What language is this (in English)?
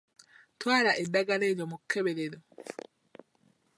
Ganda